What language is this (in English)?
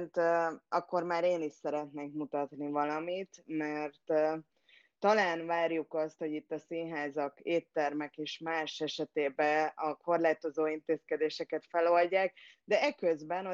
Hungarian